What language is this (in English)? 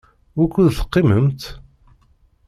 Kabyle